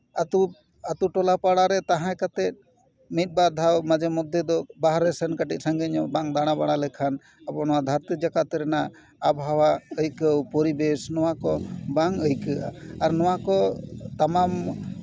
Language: Santali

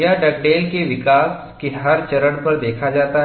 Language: Hindi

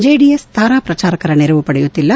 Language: Kannada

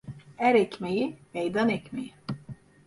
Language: Turkish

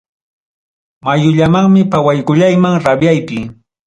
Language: Ayacucho Quechua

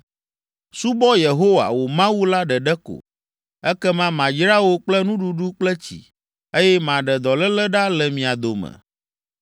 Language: Ewe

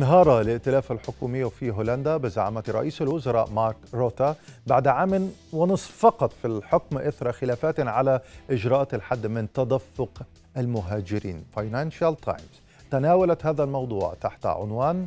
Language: Arabic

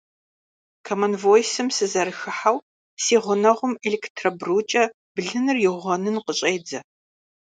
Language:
Kabardian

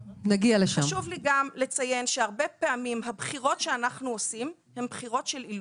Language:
Hebrew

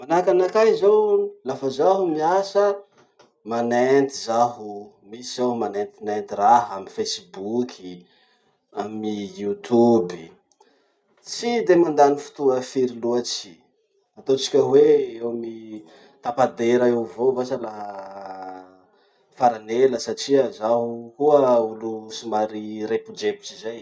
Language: Masikoro Malagasy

